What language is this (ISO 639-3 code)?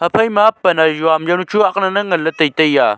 nnp